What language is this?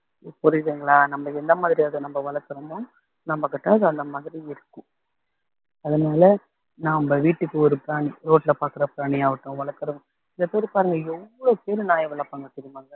Tamil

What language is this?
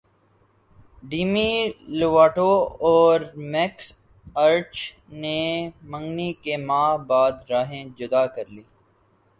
Urdu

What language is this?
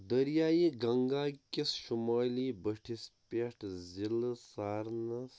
Kashmiri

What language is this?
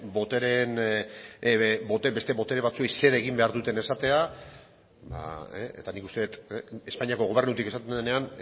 Basque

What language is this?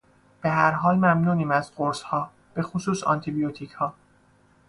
Persian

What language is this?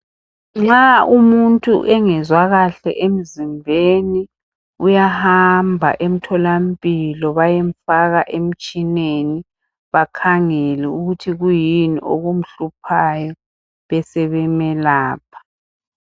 North Ndebele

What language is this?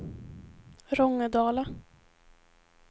Swedish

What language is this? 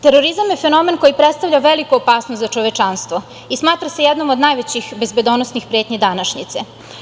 Serbian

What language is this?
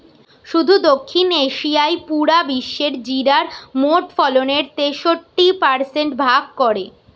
Bangla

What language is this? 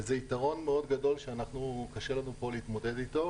Hebrew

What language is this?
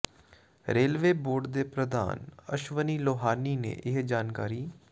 Punjabi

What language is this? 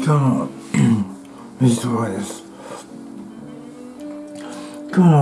Japanese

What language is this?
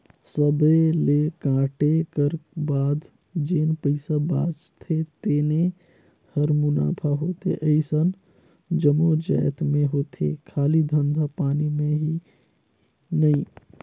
Chhattisgarhi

